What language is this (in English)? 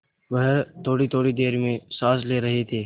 Hindi